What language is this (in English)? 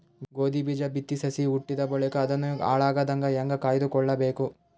Kannada